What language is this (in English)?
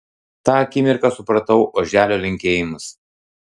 Lithuanian